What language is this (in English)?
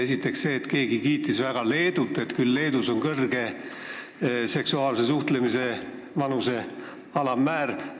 Estonian